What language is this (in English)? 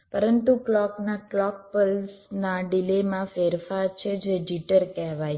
Gujarati